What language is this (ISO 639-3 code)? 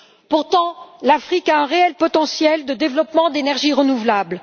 fra